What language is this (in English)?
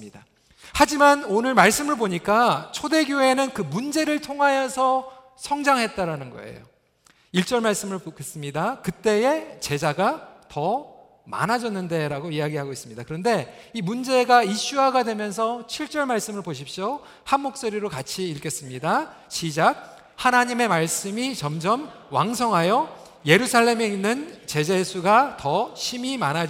Korean